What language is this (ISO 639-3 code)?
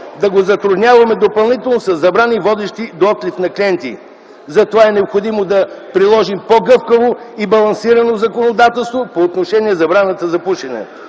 bul